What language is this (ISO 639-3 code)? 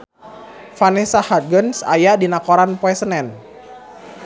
sun